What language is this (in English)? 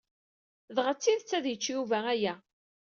Kabyle